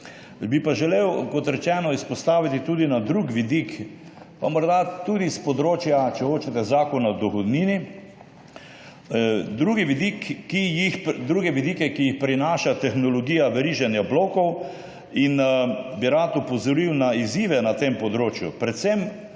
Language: Slovenian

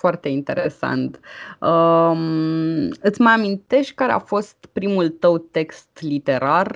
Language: Romanian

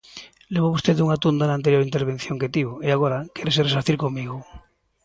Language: Galician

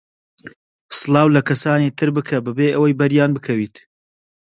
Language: Central Kurdish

